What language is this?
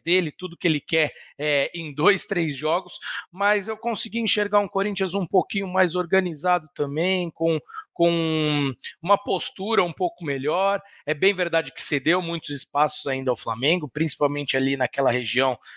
Portuguese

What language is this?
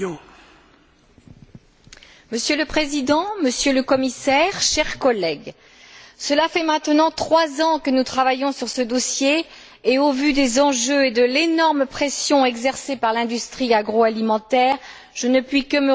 French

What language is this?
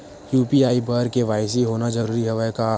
Chhattisgarhi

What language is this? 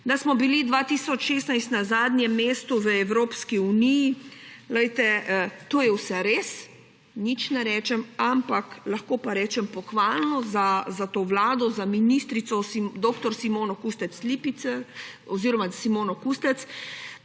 Slovenian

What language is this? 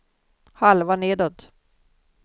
Swedish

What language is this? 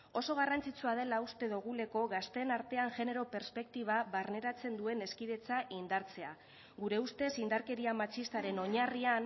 Basque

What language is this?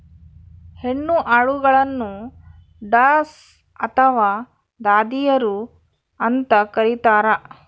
Kannada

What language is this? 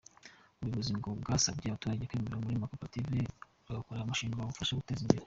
Kinyarwanda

